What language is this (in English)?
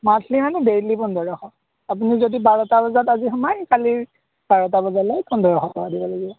Assamese